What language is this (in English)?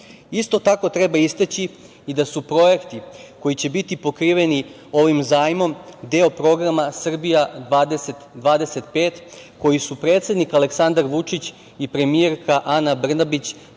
Serbian